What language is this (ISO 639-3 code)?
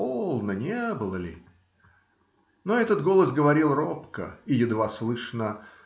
rus